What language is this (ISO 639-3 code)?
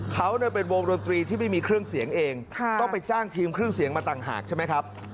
tha